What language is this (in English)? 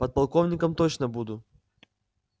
Russian